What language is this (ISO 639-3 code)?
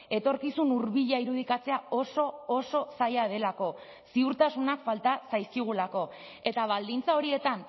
eus